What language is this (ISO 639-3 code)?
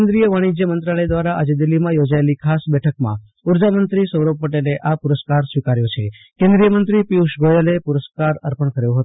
guj